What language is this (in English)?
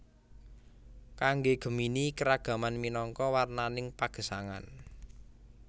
Javanese